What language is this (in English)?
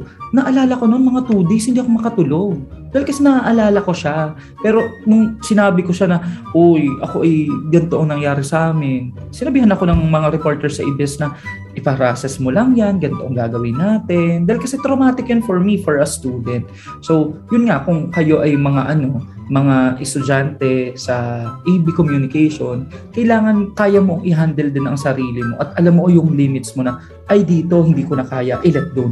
Filipino